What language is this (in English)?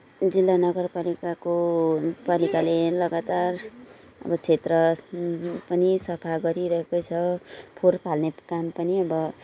Nepali